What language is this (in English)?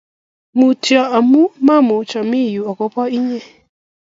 Kalenjin